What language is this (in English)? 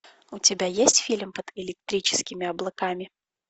Russian